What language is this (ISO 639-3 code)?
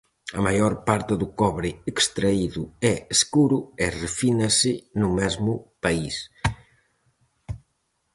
glg